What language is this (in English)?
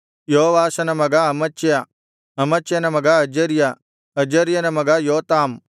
Kannada